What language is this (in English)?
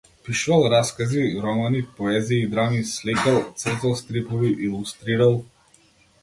Macedonian